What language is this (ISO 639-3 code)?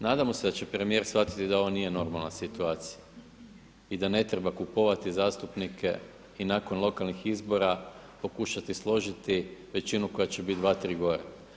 hrv